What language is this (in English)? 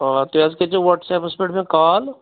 Kashmiri